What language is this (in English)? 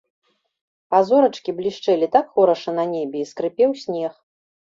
Belarusian